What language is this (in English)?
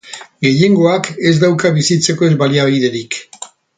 Basque